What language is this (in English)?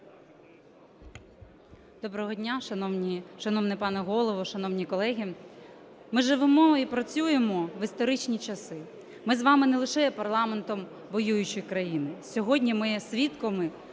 Ukrainian